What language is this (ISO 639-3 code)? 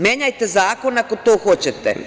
srp